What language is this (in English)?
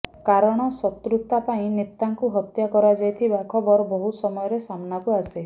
Odia